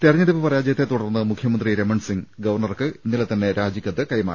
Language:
Malayalam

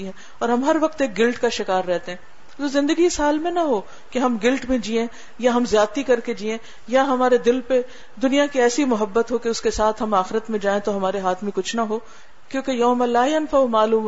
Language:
Urdu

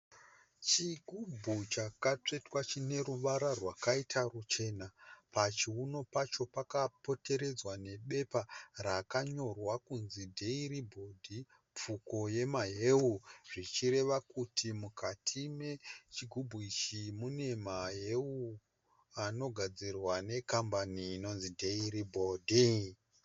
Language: Shona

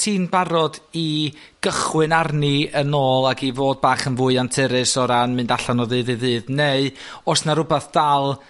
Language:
Welsh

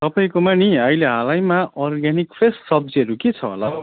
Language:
Nepali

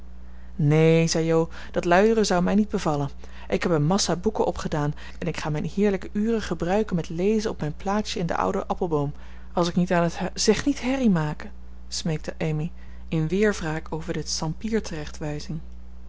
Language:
Dutch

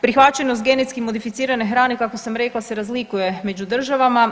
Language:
Croatian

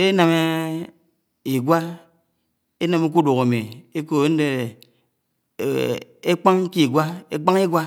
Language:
Anaang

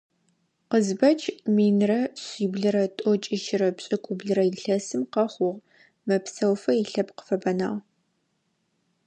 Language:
Adyghe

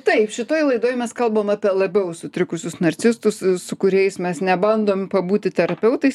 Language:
Lithuanian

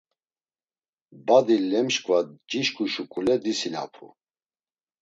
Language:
Laz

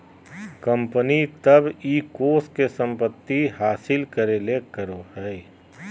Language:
Magahi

